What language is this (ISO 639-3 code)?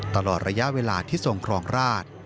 tha